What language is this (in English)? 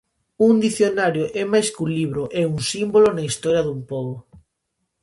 Galician